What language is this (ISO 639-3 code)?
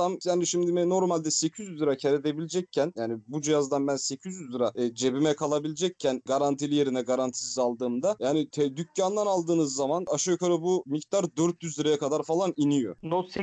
tur